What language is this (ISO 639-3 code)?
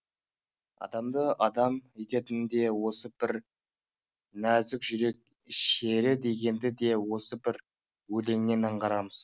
kaz